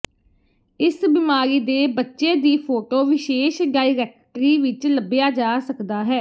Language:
Punjabi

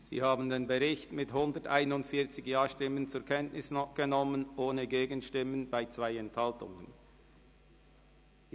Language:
Swiss German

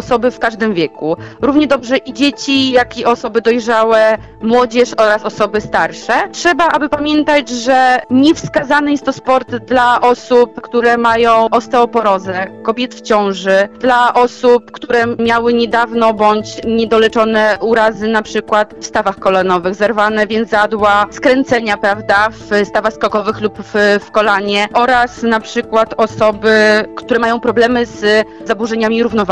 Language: Polish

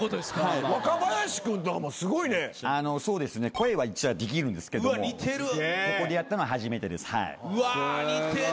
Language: Japanese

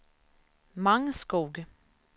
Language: Swedish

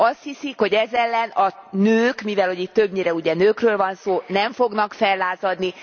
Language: Hungarian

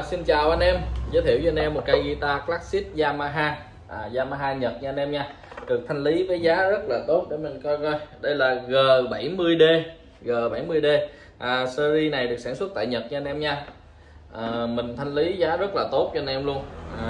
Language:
Vietnamese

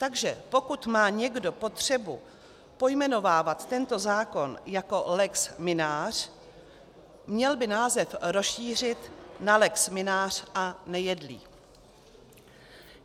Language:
Czech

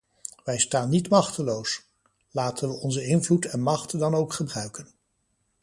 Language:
Dutch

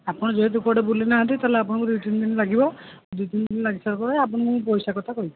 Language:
Odia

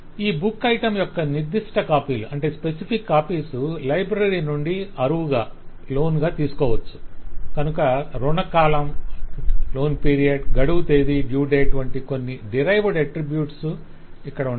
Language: Telugu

